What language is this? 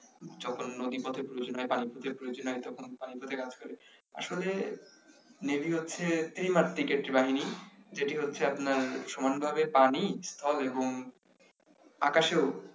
Bangla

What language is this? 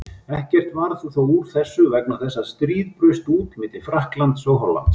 Icelandic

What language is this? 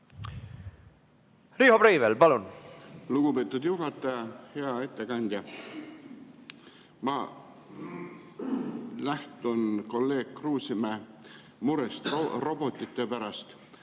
Estonian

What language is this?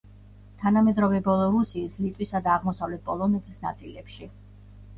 Georgian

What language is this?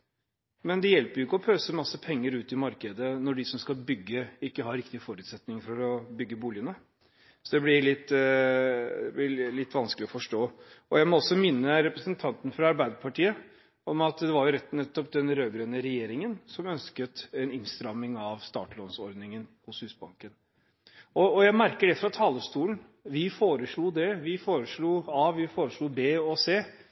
Norwegian Bokmål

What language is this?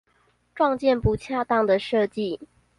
Chinese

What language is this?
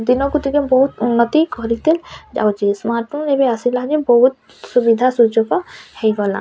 Odia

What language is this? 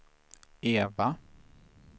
Swedish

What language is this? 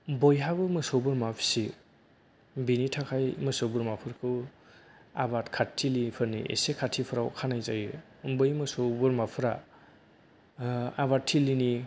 Bodo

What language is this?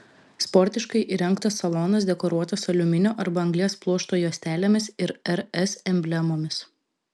Lithuanian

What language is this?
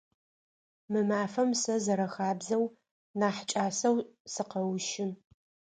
Adyghe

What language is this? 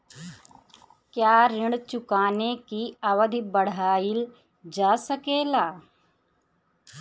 Bhojpuri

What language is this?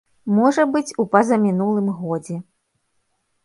Belarusian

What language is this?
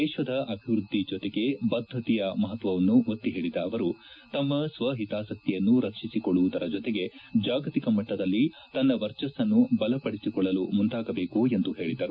Kannada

